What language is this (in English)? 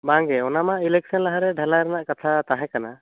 Santali